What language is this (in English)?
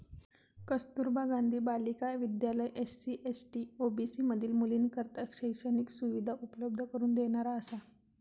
Marathi